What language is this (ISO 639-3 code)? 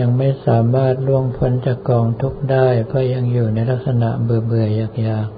tha